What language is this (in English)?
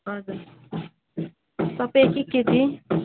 Nepali